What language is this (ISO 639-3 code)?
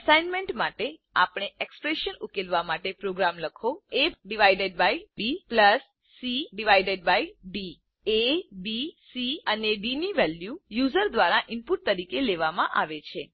guj